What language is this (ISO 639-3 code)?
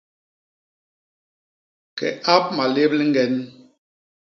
bas